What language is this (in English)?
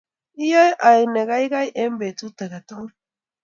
Kalenjin